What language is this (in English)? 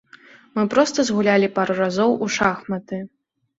Belarusian